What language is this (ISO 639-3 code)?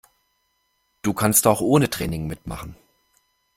deu